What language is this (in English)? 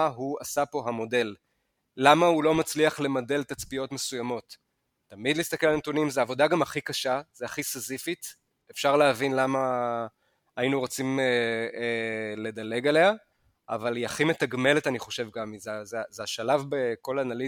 Hebrew